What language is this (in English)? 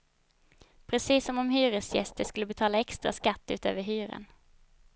Swedish